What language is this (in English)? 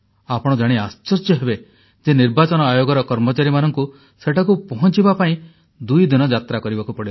Odia